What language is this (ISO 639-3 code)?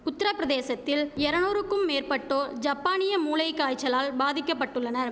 tam